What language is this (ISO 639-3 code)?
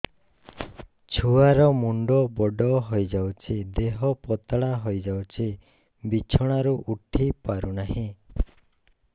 ori